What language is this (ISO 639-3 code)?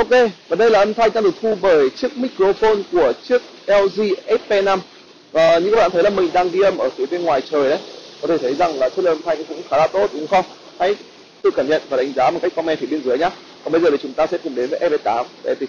vie